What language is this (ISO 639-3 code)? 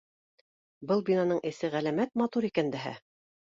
bak